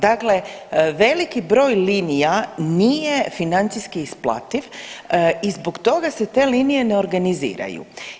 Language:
Croatian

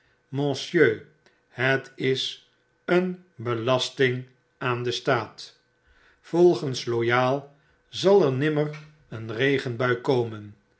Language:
Dutch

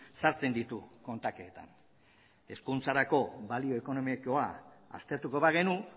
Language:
Basque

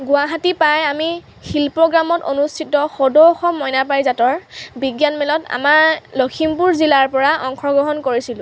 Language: Assamese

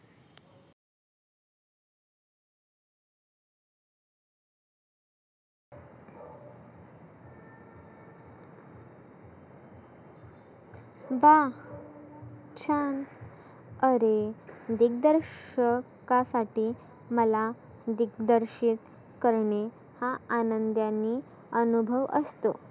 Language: Marathi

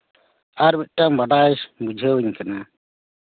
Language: Santali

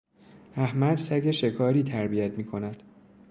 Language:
Persian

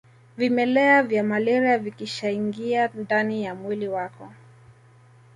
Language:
Swahili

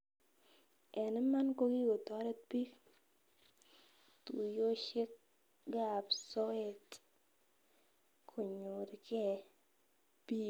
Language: Kalenjin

